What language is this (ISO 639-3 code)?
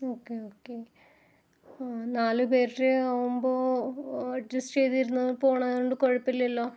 mal